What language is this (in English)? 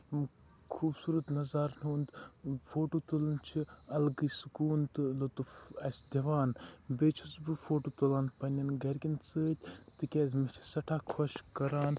Kashmiri